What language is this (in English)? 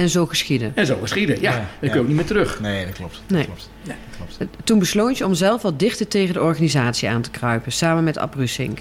Dutch